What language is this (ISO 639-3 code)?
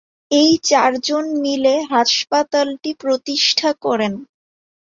ben